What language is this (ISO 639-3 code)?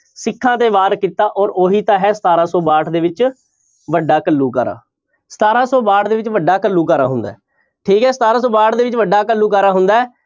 pan